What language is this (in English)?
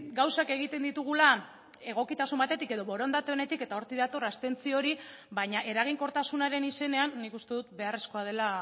Basque